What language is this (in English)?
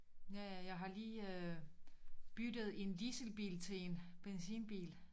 Danish